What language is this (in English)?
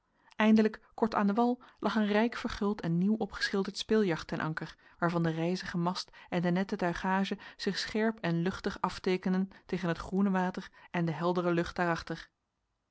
Dutch